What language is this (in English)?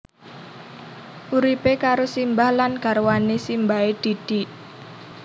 Javanese